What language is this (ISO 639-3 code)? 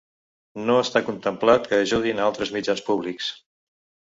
cat